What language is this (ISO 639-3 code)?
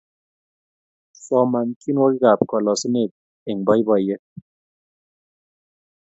kln